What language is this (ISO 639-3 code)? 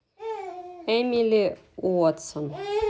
rus